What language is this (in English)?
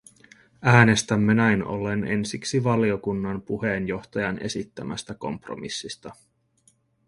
Finnish